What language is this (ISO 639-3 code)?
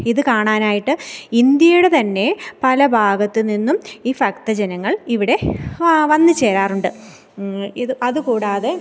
mal